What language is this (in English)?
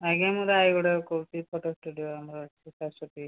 Odia